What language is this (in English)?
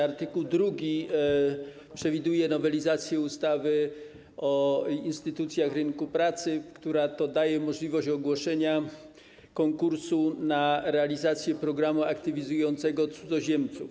Polish